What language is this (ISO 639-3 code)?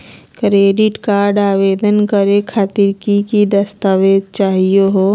mag